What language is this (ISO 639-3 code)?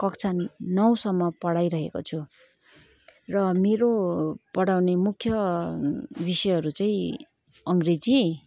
nep